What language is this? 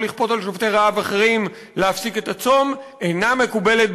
Hebrew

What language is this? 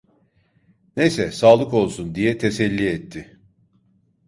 Turkish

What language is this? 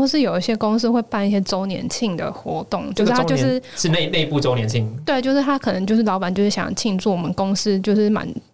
Chinese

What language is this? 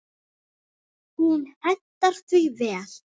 Icelandic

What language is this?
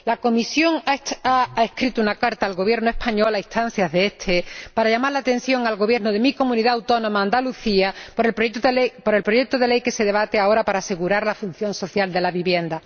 Spanish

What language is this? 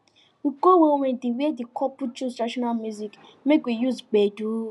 Nigerian Pidgin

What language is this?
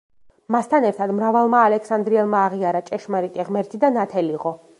Georgian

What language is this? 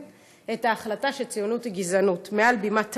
Hebrew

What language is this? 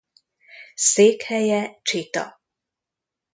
Hungarian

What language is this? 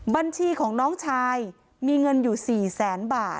Thai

